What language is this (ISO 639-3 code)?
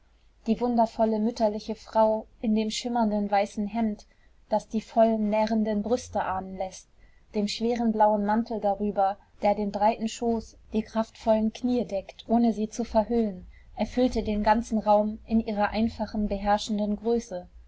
deu